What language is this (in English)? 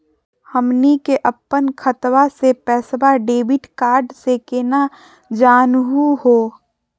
Magahi